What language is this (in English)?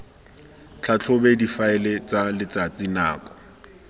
Tswana